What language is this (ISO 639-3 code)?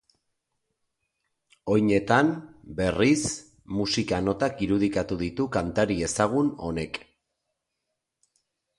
eus